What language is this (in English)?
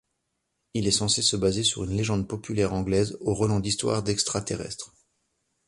French